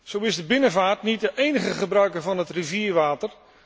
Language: Dutch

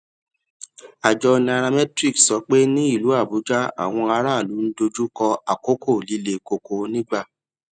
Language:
Yoruba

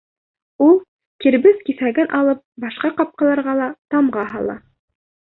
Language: Bashkir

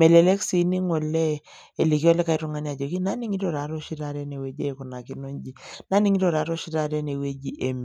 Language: Masai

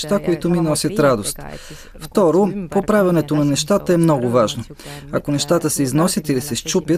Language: Bulgarian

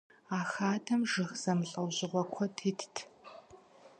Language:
Kabardian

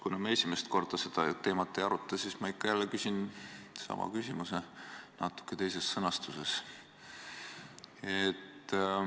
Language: Estonian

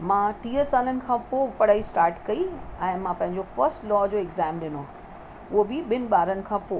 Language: Sindhi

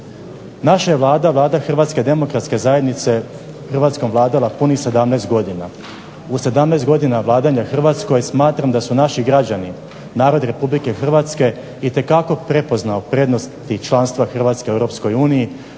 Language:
Croatian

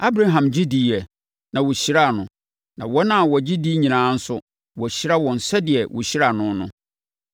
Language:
Akan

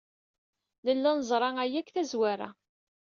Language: Kabyle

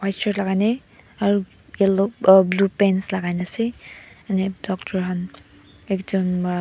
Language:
Naga Pidgin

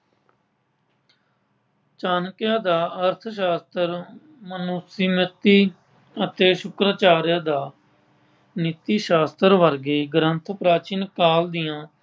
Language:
Punjabi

